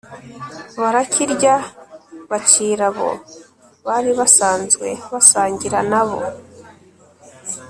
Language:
Kinyarwanda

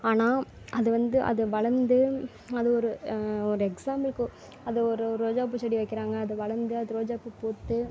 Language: Tamil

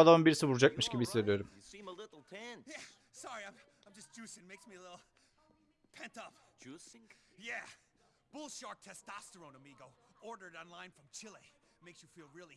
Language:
Turkish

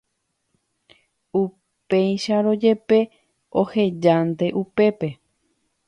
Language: Guarani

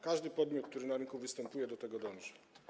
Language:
Polish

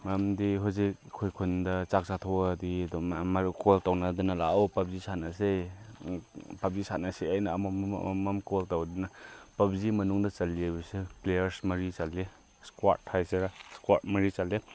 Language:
Manipuri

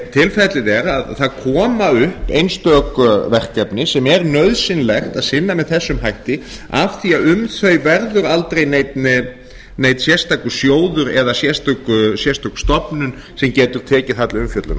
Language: Icelandic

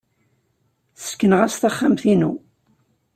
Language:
Kabyle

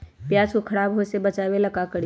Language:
Magahi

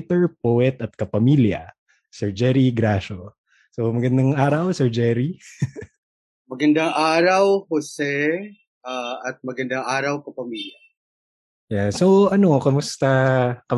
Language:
Filipino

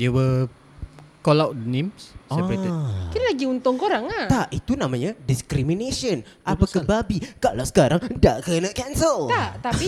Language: Malay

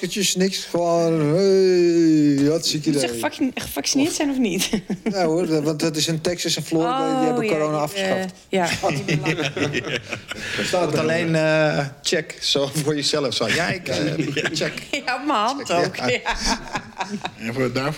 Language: Dutch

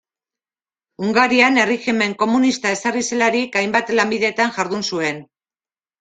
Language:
Basque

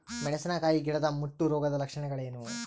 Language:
Kannada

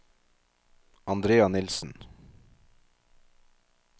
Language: Norwegian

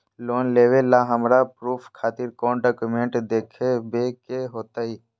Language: Magahi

